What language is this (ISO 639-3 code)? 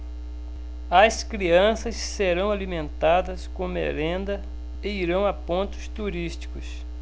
por